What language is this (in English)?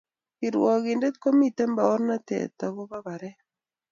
Kalenjin